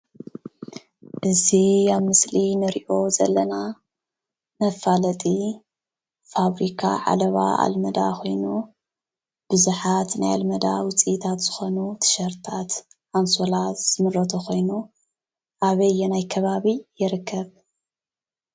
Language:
Tigrinya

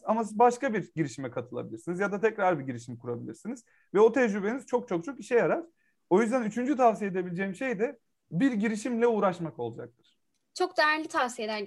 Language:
Turkish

